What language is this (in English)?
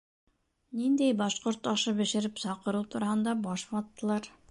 Bashkir